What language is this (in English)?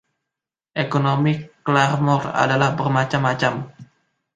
Indonesian